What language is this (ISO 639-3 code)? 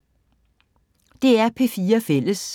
dan